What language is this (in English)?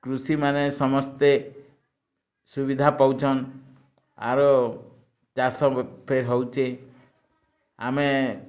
Odia